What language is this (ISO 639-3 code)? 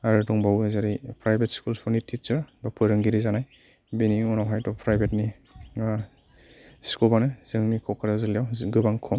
brx